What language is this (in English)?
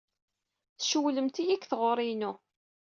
Kabyle